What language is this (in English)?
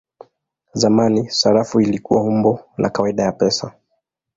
Swahili